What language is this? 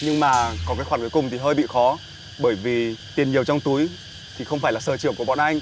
Vietnamese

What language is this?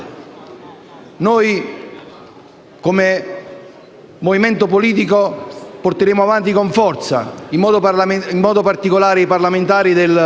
Italian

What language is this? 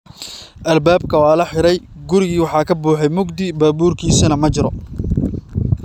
Somali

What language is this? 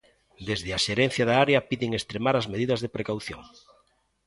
Galician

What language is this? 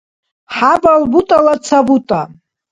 Dargwa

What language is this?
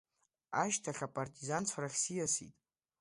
Abkhazian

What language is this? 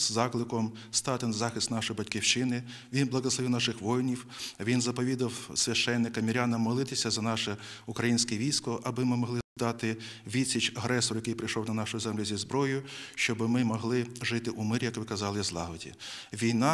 Ukrainian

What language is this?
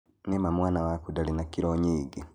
Kikuyu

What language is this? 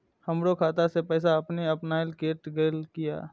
Maithili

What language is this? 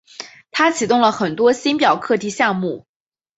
Chinese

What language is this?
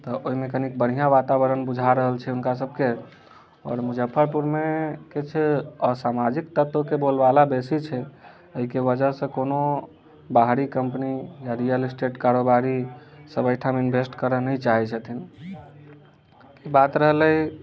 Maithili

